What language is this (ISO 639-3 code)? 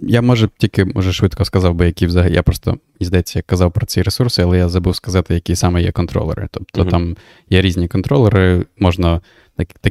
ukr